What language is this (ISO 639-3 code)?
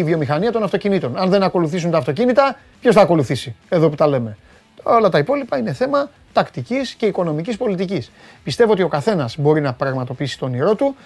ell